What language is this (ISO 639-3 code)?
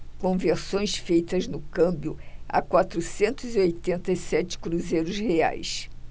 por